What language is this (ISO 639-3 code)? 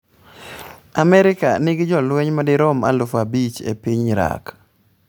luo